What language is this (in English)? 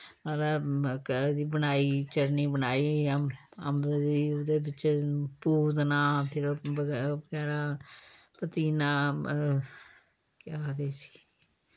Dogri